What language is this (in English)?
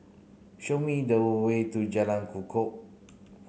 English